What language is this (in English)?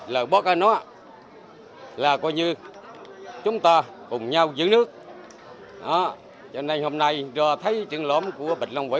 Vietnamese